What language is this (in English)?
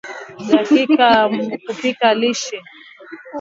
Swahili